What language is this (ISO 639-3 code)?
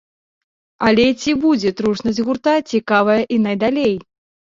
bel